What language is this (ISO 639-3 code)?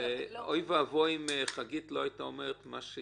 heb